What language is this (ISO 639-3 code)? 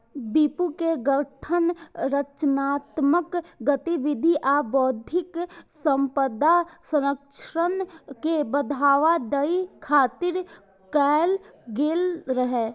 mai